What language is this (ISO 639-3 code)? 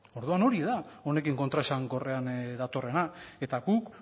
eus